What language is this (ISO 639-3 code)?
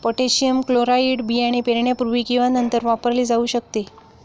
mar